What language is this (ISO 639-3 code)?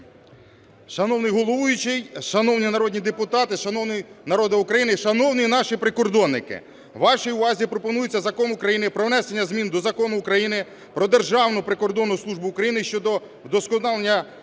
ukr